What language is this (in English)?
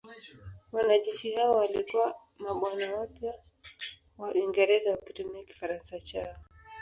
Swahili